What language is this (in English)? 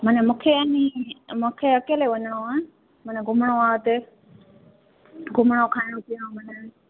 Sindhi